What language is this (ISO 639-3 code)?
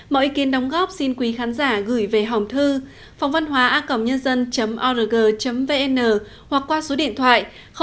vie